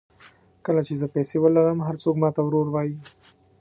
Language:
Pashto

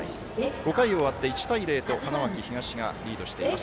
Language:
Japanese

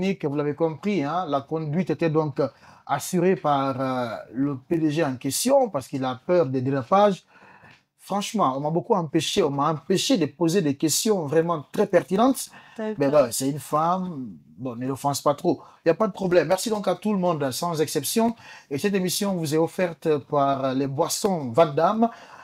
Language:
French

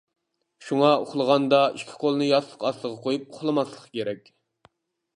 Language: Uyghur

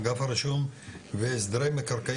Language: Hebrew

